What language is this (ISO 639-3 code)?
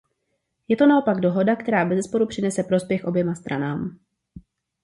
ces